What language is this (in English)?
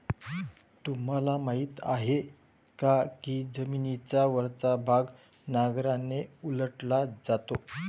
Marathi